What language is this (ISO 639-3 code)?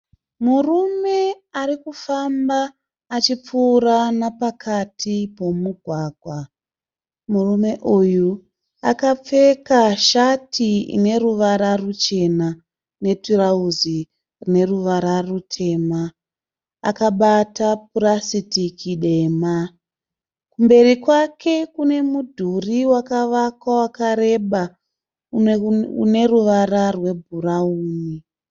sna